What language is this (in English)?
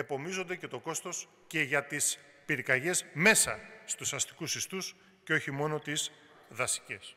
Greek